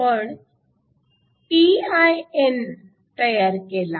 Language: Marathi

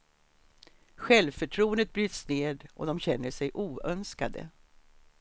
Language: Swedish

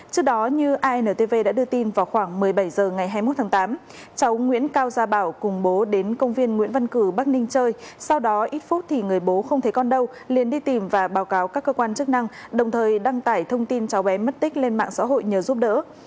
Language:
Vietnamese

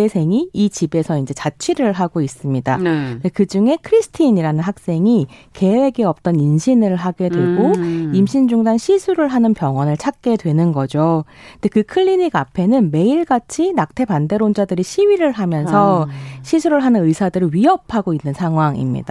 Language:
Korean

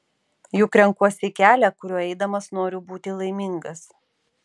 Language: Lithuanian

